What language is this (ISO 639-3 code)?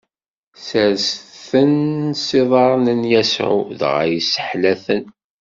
kab